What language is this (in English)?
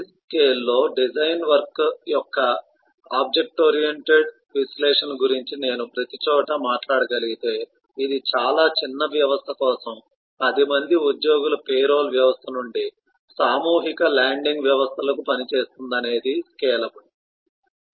Telugu